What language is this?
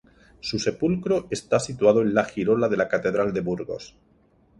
Spanish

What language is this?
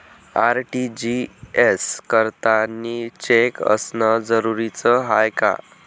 Marathi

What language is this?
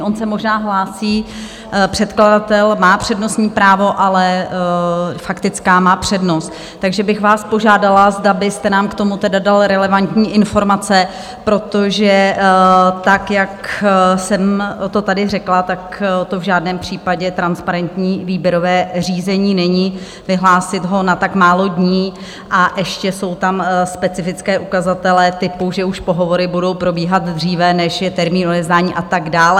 Czech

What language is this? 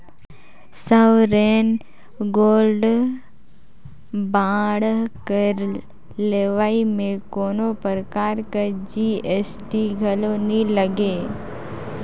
Chhattisgarhi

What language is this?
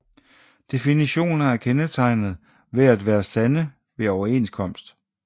Danish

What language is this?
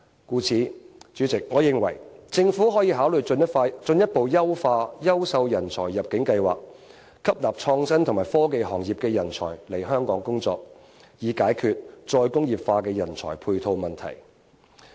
Cantonese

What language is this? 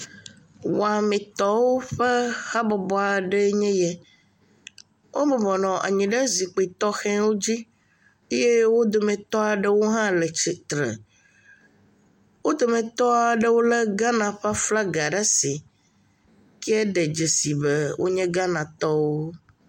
Ewe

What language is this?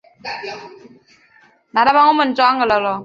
Chinese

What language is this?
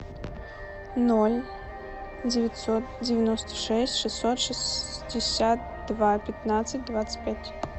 Russian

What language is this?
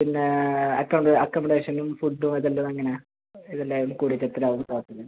Malayalam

